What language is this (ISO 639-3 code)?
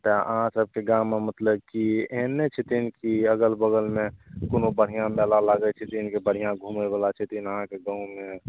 mai